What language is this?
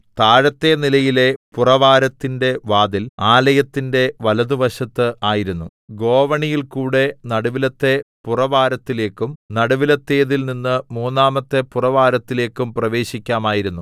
Malayalam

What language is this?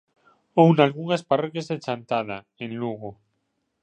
Galician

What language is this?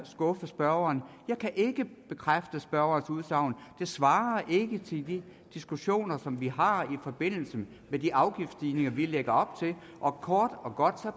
Danish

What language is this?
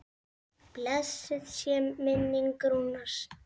Icelandic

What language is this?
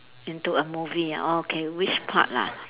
English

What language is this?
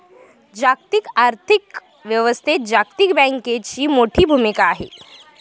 Marathi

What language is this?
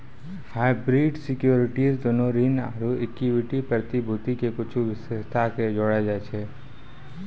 Maithili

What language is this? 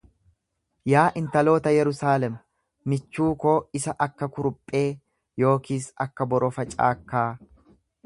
Oromo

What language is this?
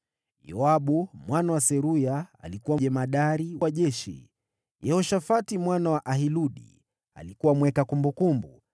Swahili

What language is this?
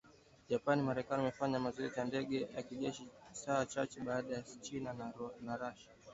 Swahili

